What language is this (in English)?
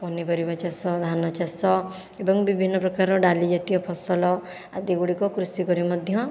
Odia